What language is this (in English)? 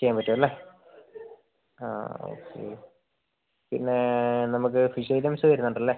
Malayalam